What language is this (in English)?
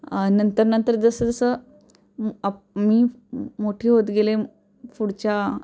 Marathi